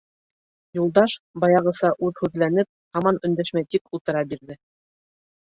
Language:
Bashkir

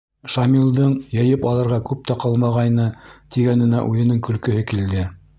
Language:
Bashkir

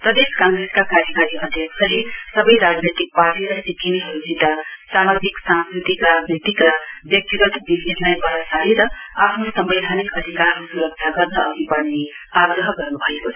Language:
Nepali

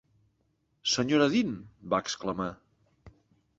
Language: Catalan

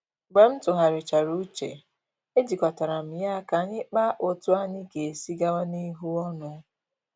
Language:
Igbo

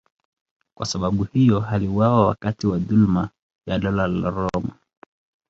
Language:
Swahili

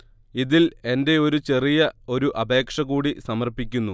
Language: Malayalam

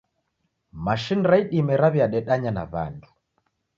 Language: Taita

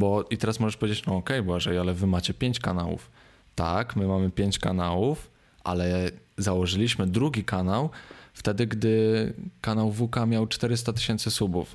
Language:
Polish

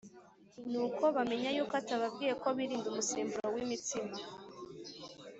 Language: Kinyarwanda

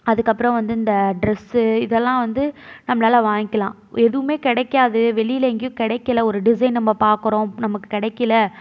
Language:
Tamil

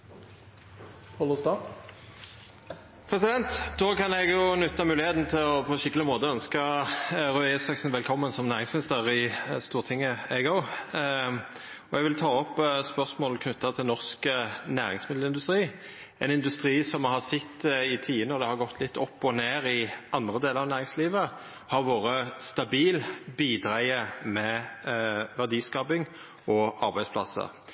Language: Norwegian Nynorsk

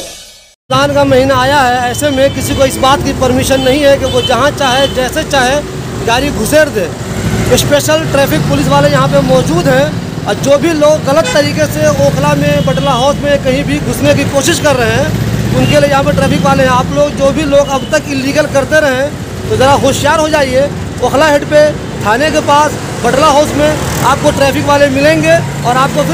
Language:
Hindi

